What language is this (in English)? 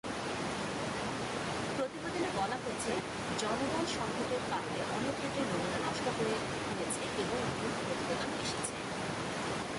Bangla